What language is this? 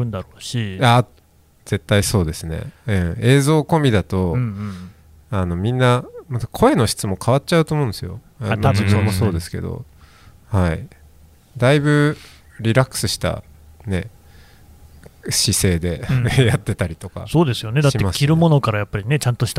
Japanese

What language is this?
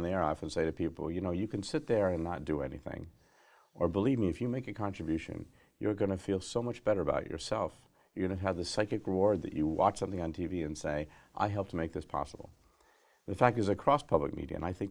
English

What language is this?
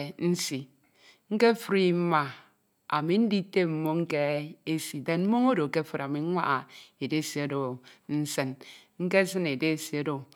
Ito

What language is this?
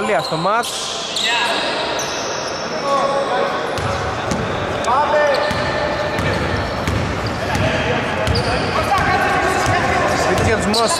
Greek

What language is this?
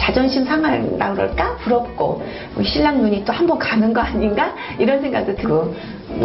Korean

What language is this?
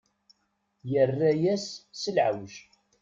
Kabyle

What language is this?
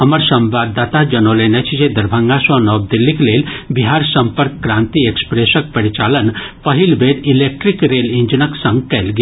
Maithili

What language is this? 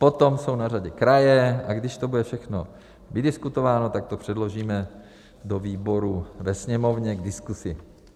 Czech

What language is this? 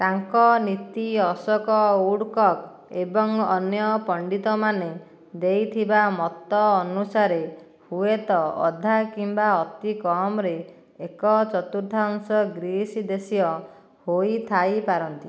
Odia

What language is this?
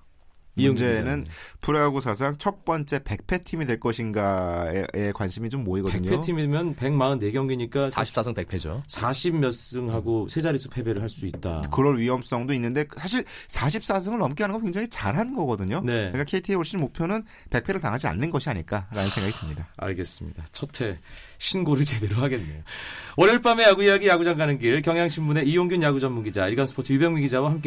Korean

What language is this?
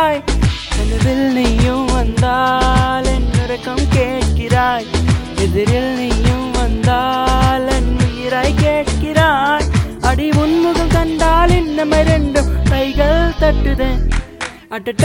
Telugu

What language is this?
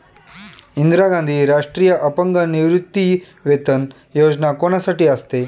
Marathi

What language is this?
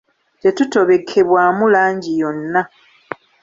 Ganda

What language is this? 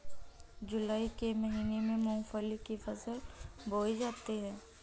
Hindi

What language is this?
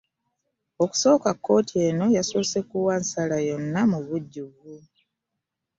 Ganda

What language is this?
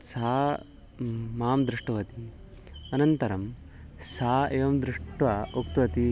Sanskrit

